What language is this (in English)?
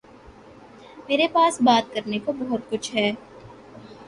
Urdu